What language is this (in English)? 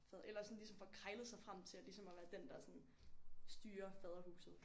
Danish